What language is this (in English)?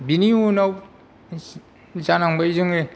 Bodo